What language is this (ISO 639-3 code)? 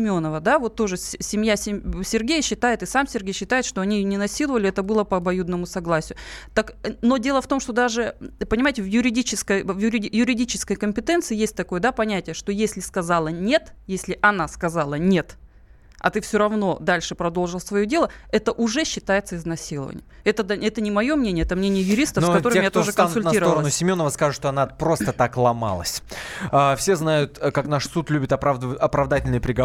rus